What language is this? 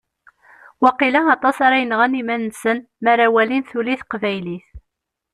Kabyle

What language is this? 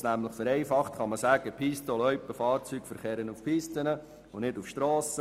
Swiss German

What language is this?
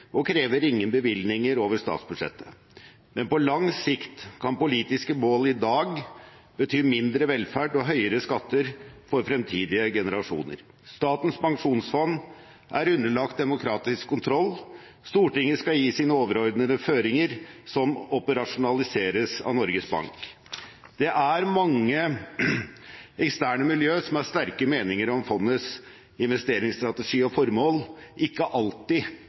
Norwegian Bokmål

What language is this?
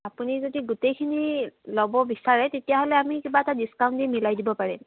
Assamese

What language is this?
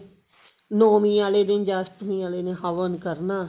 Punjabi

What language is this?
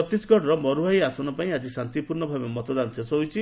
Odia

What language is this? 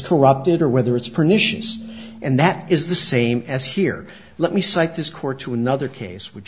English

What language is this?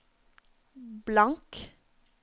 Norwegian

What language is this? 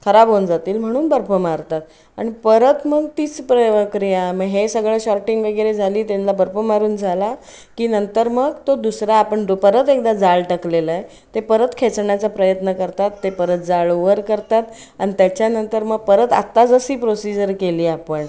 Marathi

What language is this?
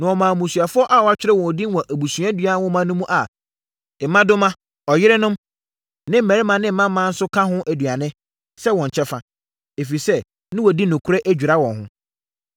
Akan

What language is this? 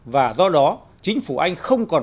Vietnamese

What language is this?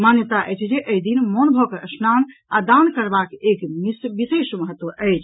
Maithili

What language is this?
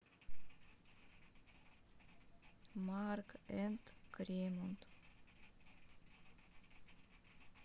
Russian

